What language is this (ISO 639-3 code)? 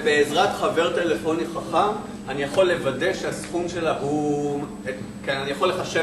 heb